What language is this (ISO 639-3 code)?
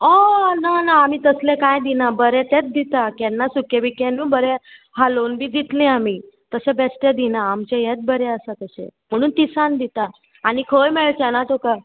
kok